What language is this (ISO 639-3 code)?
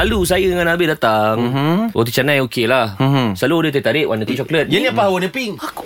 msa